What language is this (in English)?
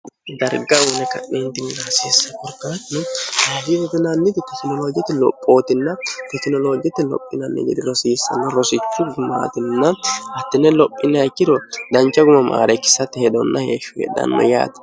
Sidamo